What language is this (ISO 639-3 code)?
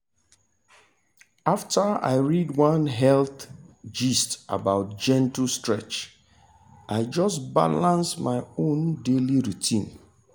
pcm